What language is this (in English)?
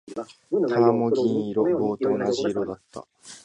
Japanese